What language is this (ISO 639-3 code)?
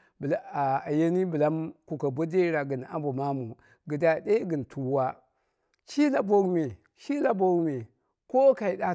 kna